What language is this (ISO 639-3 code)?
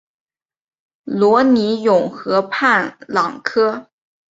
zho